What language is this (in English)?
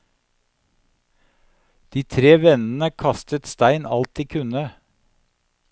Norwegian